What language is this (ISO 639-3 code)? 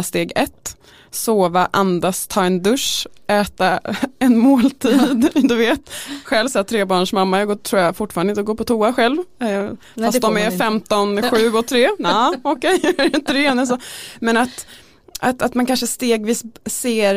swe